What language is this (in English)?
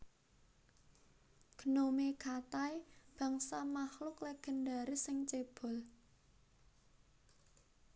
Javanese